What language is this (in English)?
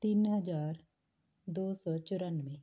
Punjabi